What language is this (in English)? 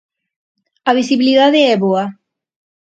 Galician